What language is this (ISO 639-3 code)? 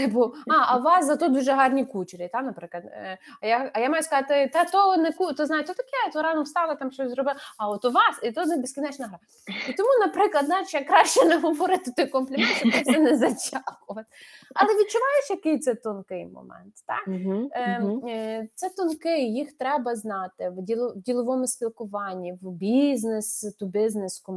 ukr